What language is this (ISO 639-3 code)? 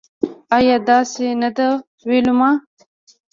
pus